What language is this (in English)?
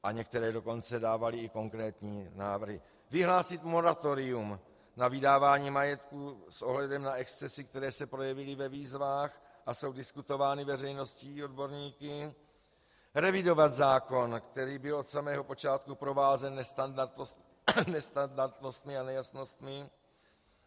Czech